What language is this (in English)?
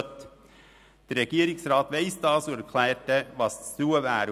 Swiss German